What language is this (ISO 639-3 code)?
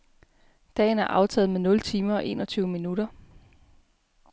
dan